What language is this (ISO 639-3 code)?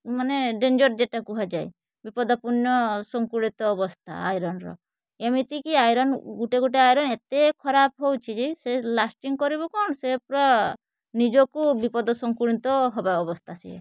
ori